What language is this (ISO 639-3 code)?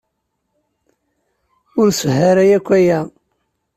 kab